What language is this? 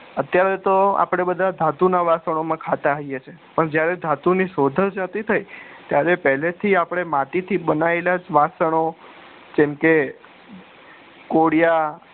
Gujarati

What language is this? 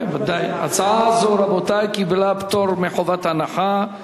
Hebrew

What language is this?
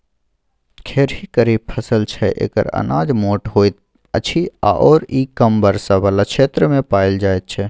Maithili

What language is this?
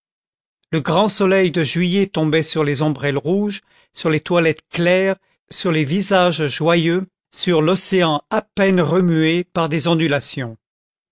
French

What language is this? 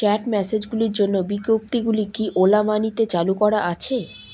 Bangla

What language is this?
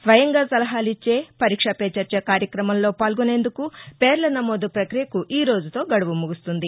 Telugu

